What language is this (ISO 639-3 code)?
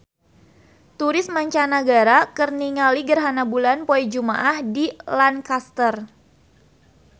sun